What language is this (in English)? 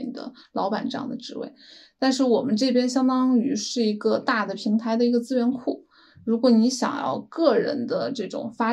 Chinese